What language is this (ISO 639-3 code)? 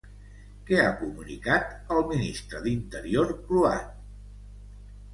cat